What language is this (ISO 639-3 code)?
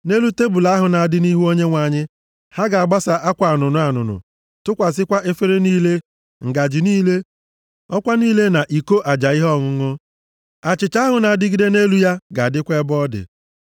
ibo